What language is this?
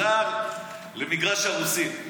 Hebrew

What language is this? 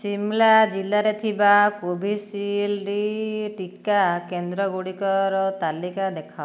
Odia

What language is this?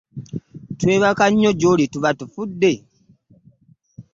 Ganda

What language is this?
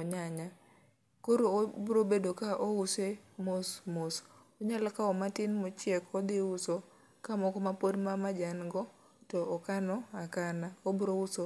Luo (Kenya and Tanzania)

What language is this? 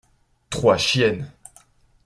French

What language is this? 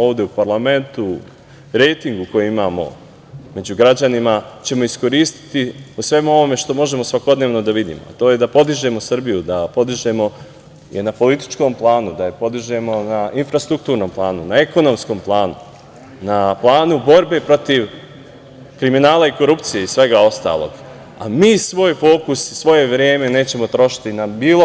Serbian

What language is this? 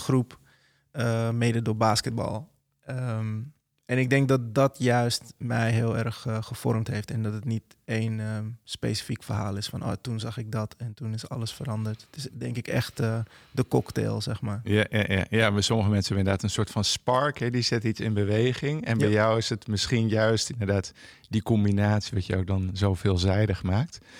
Dutch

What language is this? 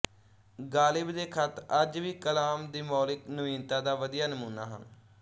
Punjabi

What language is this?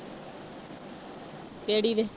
Punjabi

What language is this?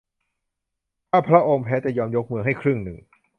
Thai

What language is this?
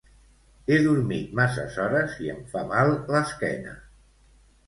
Catalan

